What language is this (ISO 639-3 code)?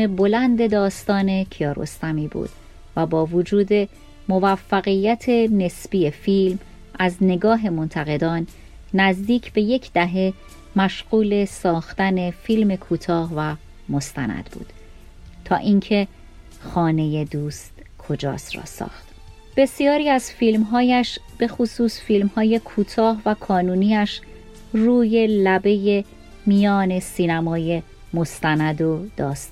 fas